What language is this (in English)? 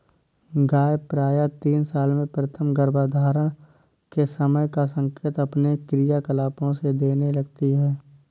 Hindi